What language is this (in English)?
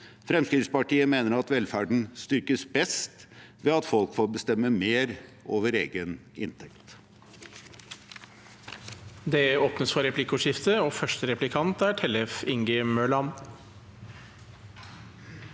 Norwegian